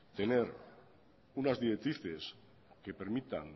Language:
Spanish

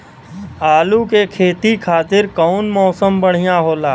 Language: Bhojpuri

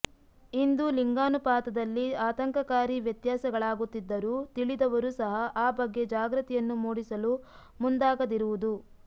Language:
Kannada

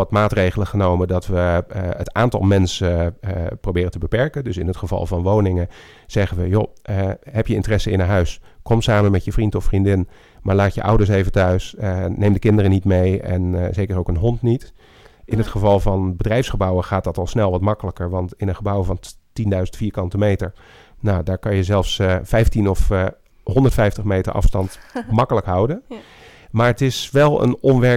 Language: Dutch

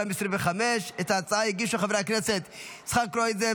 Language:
Hebrew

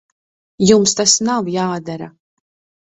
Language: Latvian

